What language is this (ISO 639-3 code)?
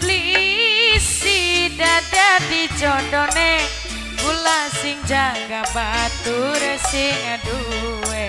ind